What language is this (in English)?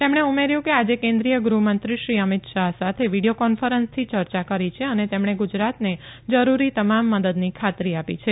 Gujarati